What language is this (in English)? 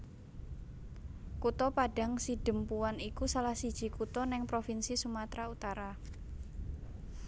Javanese